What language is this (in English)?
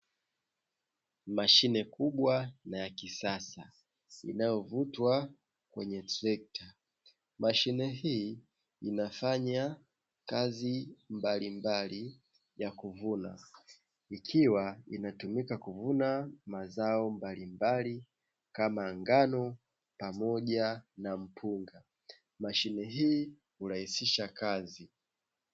Swahili